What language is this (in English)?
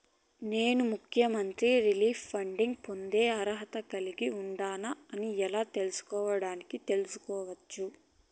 Telugu